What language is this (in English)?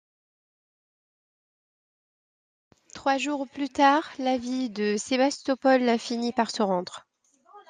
French